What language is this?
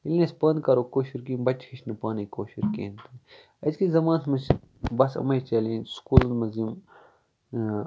Kashmiri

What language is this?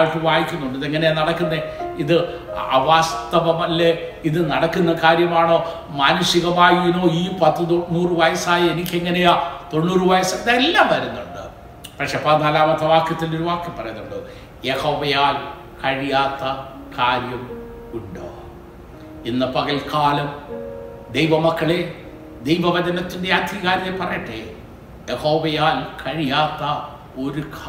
Malayalam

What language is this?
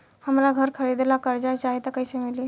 Bhojpuri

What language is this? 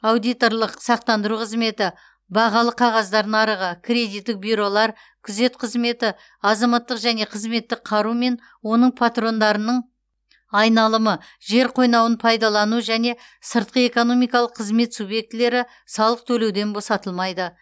Kazakh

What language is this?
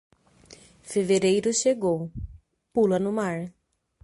Portuguese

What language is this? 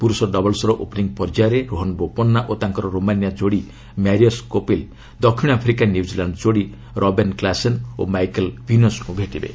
Odia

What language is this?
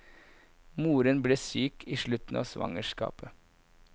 Norwegian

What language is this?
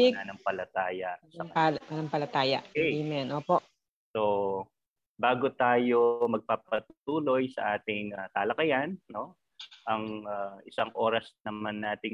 Filipino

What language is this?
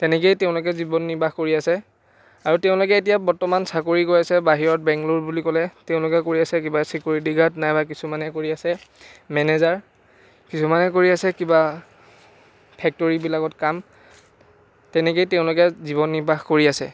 Assamese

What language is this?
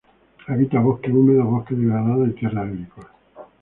Spanish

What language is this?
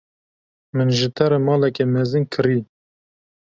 Kurdish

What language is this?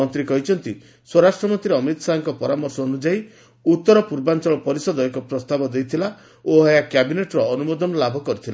Odia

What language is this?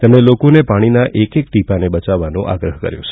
Gujarati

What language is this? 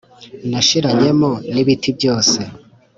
Kinyarwanda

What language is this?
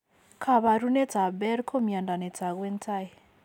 Kalenjin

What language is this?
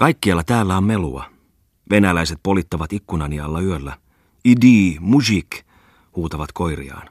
Finnish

